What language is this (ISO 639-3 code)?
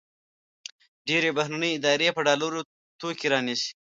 pus